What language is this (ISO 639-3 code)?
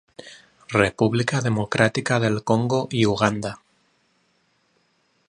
cat